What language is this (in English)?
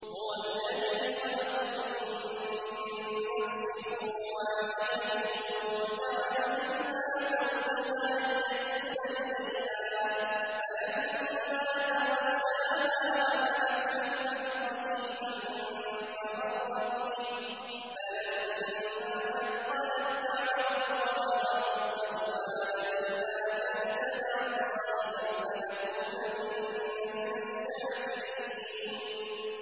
Arabic